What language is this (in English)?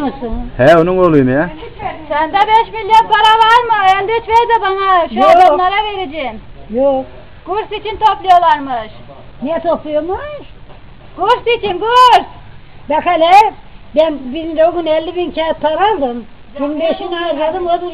Turkish